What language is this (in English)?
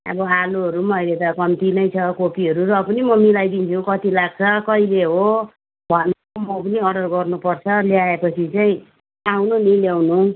Nepali